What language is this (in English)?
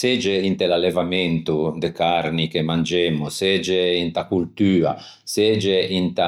Ligurian